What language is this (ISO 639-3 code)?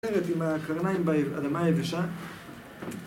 heb